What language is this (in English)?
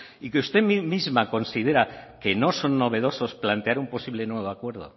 Spanish